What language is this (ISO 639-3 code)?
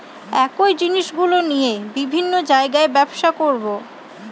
ben